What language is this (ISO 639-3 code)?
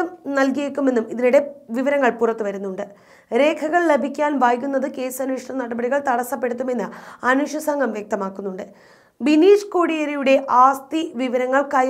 hin